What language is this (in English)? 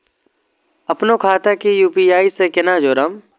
Maithili